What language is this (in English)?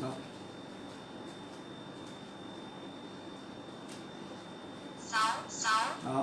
Vietnamese